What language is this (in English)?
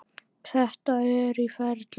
Icelandic